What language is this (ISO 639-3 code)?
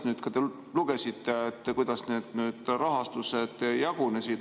est